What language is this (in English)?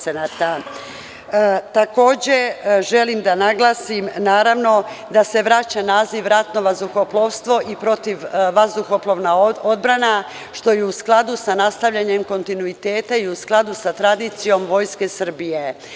Serbian